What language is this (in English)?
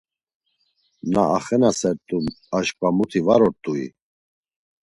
Laz